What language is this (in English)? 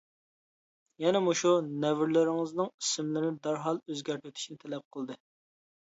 Uyghur